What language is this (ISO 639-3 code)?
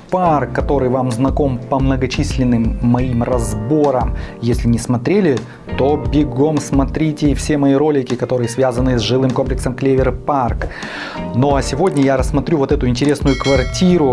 rus